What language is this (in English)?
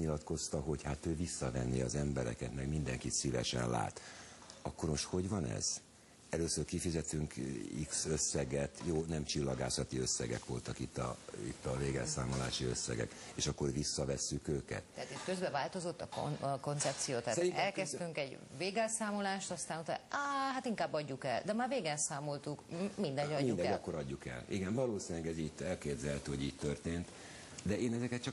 Hungarian